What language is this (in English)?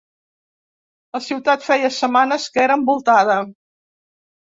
Catalan